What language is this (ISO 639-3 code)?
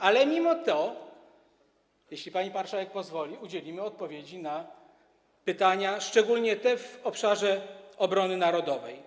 pol